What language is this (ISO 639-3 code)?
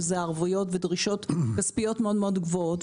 heb